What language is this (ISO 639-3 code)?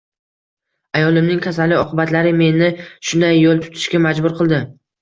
uzb